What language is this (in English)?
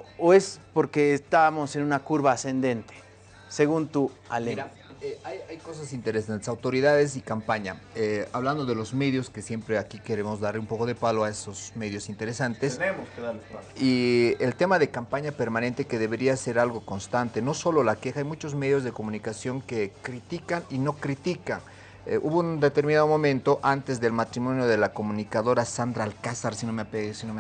Spanish